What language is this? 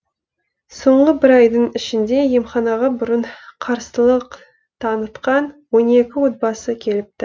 Kazakh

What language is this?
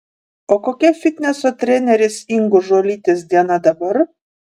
Lithuanian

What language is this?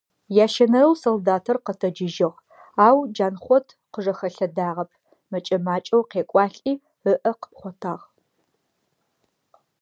Adyghe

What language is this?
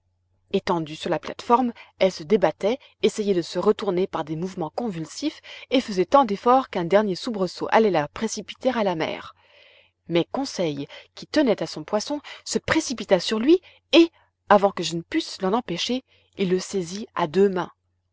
French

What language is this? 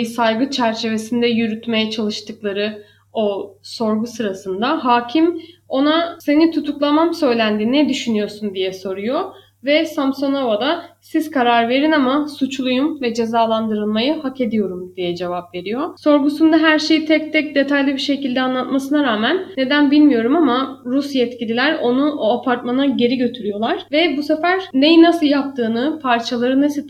Turkish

